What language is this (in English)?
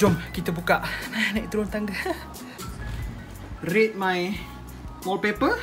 Malay